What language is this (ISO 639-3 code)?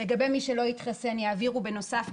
heb